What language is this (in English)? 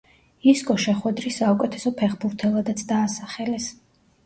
Georgian